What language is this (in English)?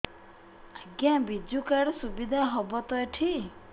Odia